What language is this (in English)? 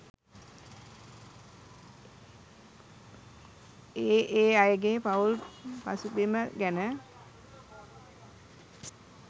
Sinhala